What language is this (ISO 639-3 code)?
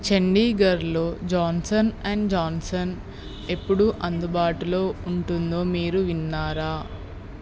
tel